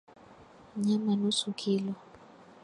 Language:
Swahili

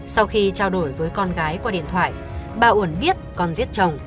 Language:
Vietnamese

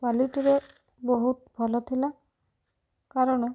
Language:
Odia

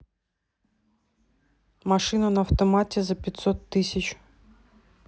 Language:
Russian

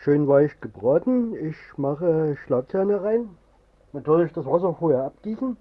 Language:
German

